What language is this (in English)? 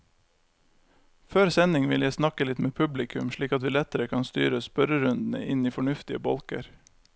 Norwegian